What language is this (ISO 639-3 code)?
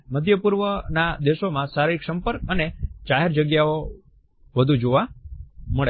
guj